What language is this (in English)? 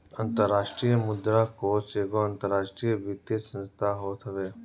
Bhojpuri